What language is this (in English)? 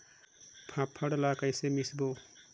Chhattisgarhi